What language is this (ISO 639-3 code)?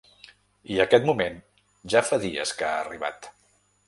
cat